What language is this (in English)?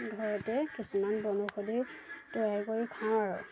Assamese